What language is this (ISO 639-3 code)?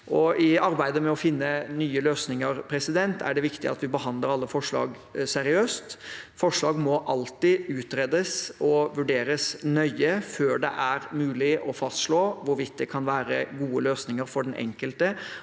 nor